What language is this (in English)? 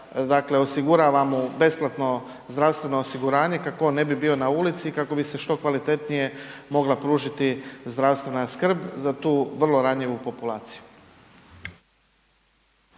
Croatian